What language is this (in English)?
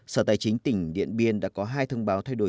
Vietnamese